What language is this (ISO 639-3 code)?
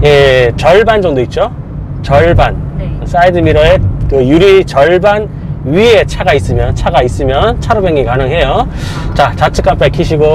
kor